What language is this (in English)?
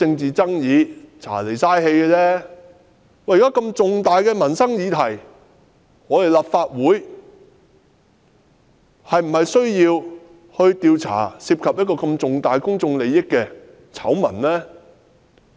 Cantonese